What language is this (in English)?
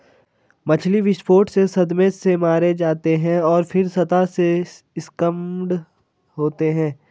Hindi